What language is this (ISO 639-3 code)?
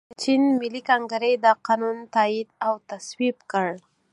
pus